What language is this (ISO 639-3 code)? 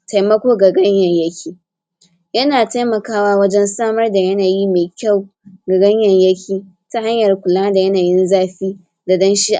hau